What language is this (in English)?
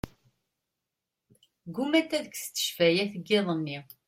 Kabyle